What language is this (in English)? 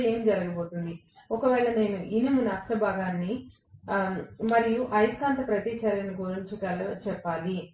Telugu